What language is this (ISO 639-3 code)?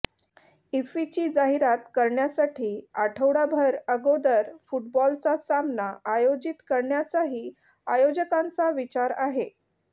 mar